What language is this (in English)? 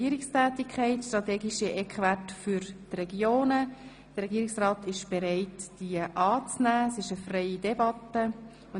Swiss German